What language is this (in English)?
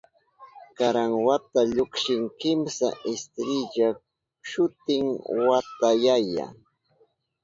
Southern Pastaza Quechua